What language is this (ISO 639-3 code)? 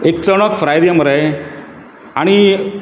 kok